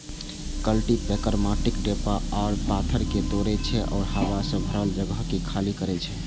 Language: Maithili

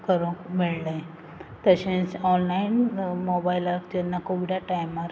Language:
Konkani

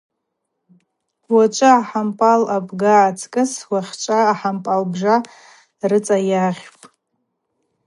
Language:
Abaza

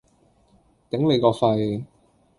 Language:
Cantonese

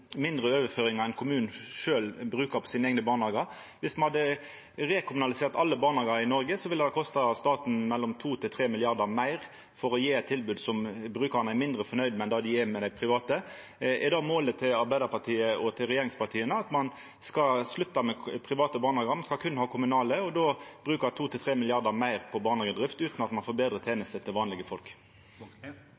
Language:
Norwegian Nynorsk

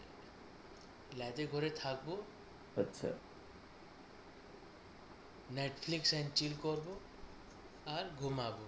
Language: Bangla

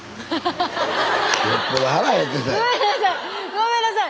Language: Japanese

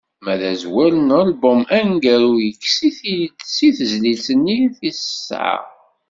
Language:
Kabyle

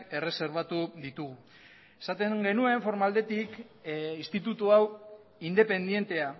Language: Basque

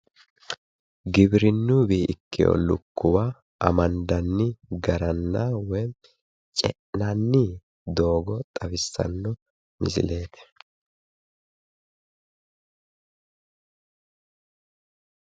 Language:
Sidamo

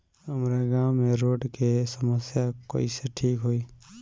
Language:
Bhojpuri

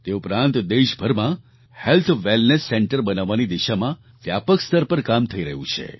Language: Gujarati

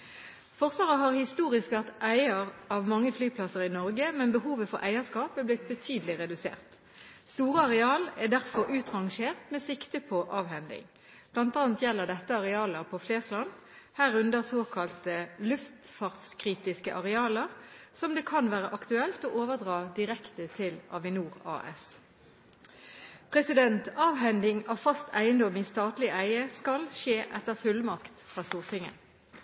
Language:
Norwegian Bokmål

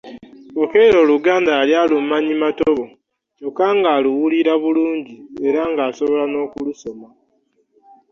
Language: Ganda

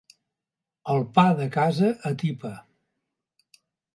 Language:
Catalan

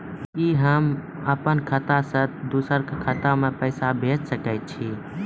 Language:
Maithili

